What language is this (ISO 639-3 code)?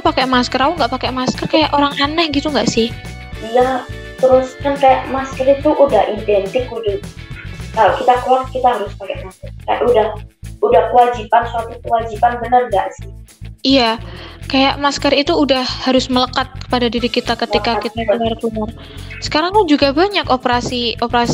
ind